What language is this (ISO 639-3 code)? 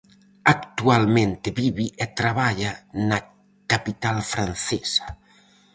glg